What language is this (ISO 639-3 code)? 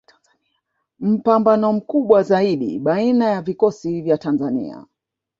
swa